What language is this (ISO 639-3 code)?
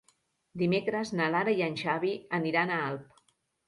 cat